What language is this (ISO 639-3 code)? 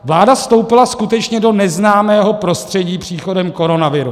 ces